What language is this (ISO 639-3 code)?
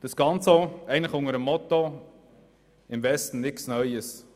gsw